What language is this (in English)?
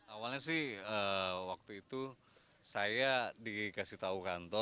Indonesian